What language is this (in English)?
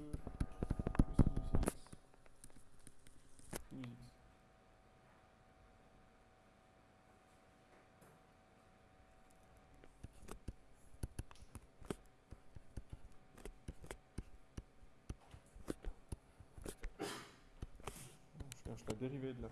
French